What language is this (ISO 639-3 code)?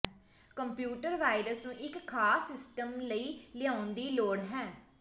pan